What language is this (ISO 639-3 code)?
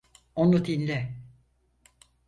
tur